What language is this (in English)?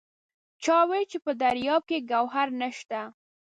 Pashto